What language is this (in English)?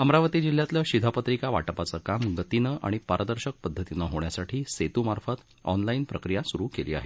Marathi